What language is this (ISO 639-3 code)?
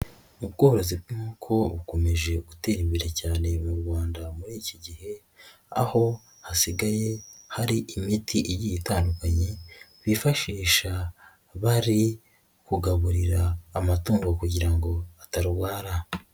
kin